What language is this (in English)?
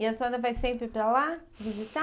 Portuguese